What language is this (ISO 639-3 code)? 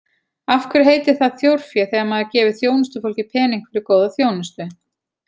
isl